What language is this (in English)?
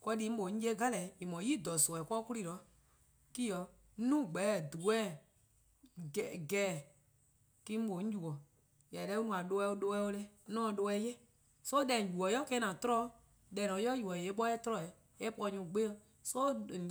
Eastern Krahn